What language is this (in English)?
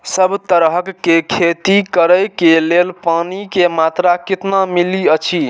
Maithili